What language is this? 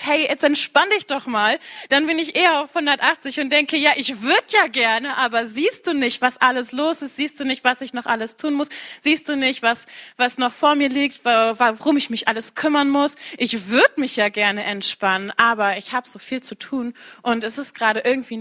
German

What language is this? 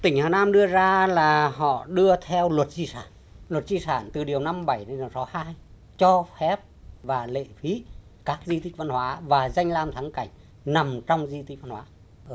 Vietnamese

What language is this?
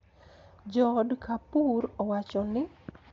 Luo (Kenya and Tanzania)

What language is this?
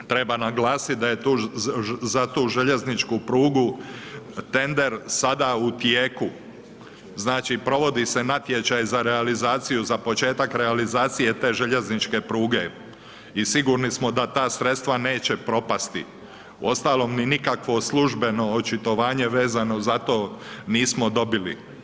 Croatian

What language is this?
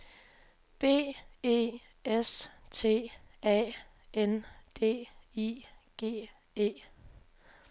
Danish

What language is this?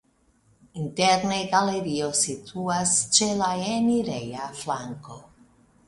Esperanto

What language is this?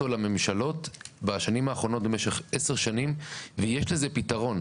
Hebrew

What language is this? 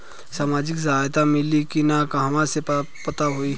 Bhojpuri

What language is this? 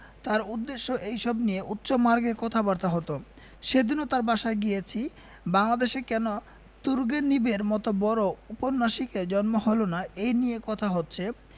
Bangla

